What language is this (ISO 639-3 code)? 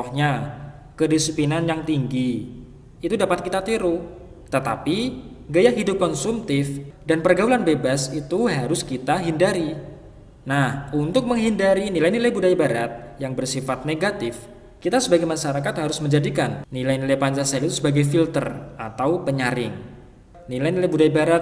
ind